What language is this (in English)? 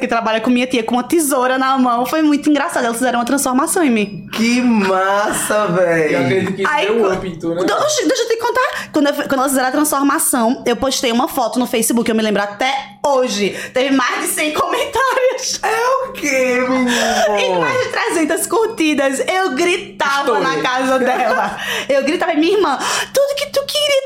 Portuguese